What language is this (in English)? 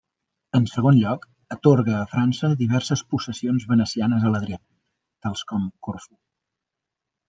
Catalan